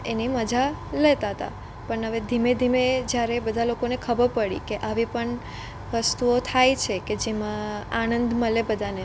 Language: Gujarati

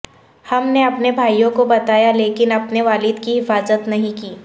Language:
Urdu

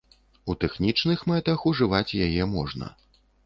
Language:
Belarusian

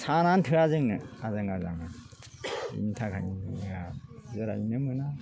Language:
Bodo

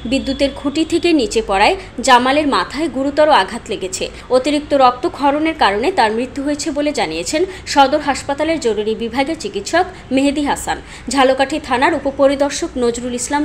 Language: Romanian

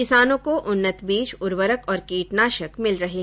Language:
Hindi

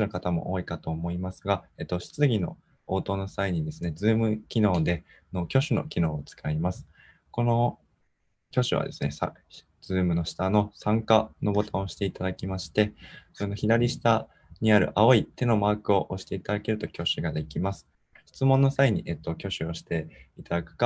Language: Japanese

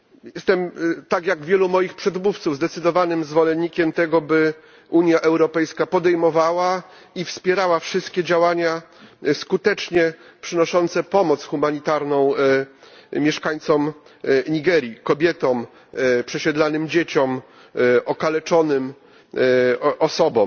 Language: Polish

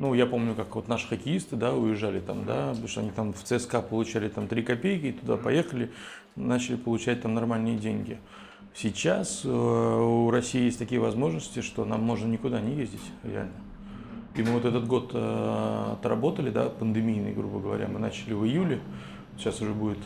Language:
Russian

